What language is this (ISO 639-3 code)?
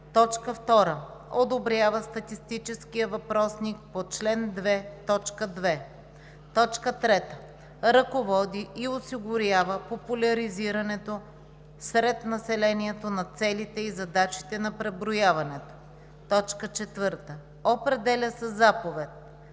bul